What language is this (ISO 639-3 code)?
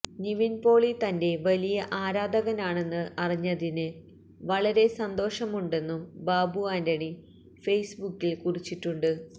mal